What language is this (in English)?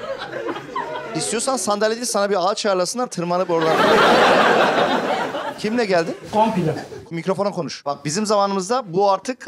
Turkish